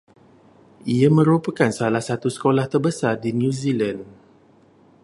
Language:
Malay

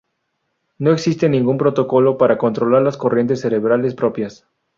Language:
Spanish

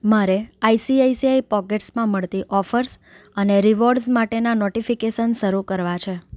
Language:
Gujarati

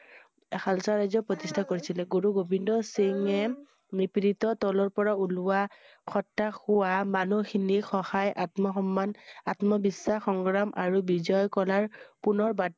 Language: Assamese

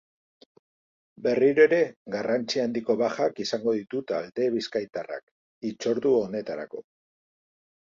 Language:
Basque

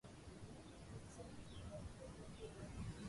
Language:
Wuzlam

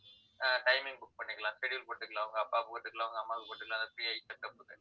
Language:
Tamil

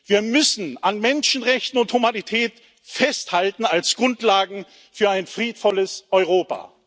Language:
German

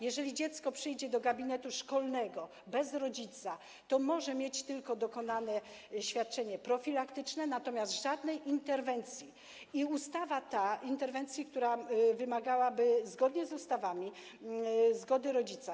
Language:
Polish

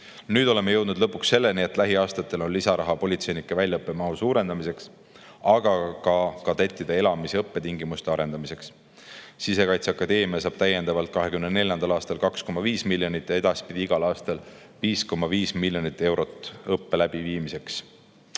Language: Estonian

